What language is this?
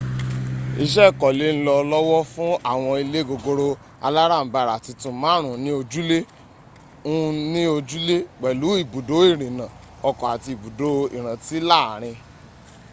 Yoruba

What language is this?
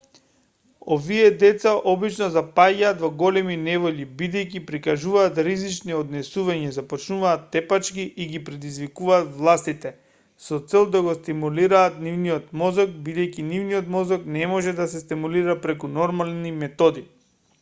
Macedonian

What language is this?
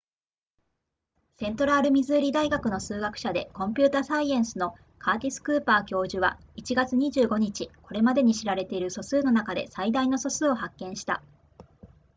Japanese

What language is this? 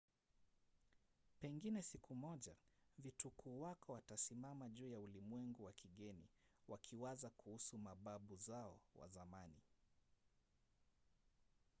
Swahili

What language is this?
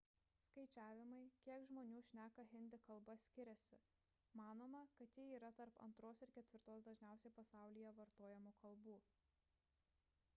Lithuanian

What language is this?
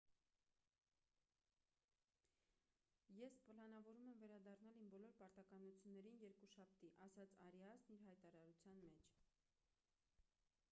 Armenian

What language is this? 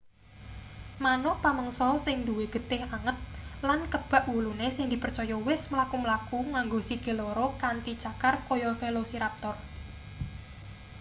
Javanese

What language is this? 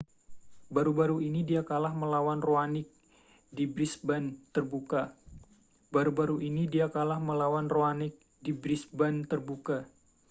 Indonesian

